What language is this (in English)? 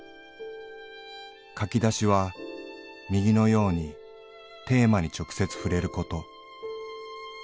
Japanese